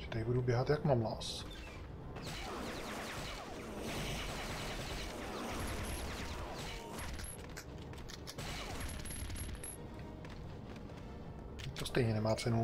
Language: Czech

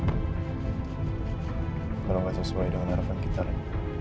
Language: Indonesian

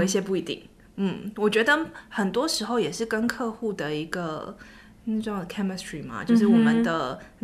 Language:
Chinese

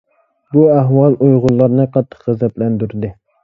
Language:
Uyghur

